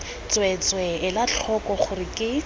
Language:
Tswana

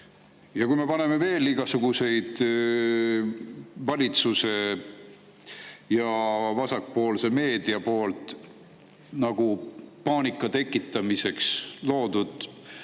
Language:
Estonian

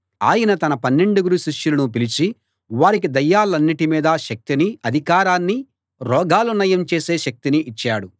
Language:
Telugu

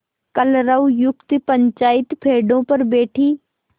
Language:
Hindi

